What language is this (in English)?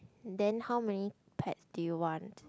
English